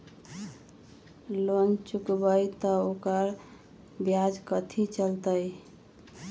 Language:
Magahi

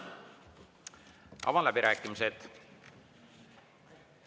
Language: Estonian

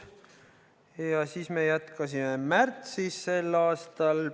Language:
Estonian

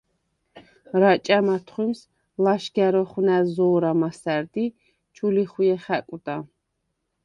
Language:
Svan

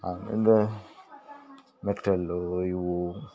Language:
Kannada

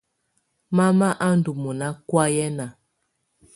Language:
Tunen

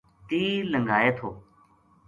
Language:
Gujari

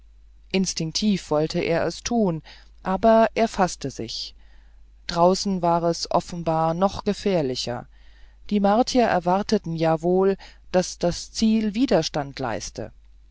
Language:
German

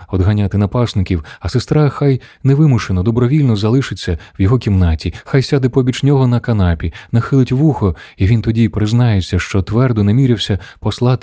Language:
Ukrainian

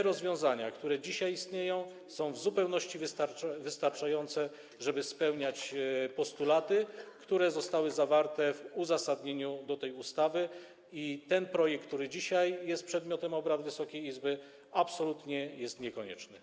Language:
Polish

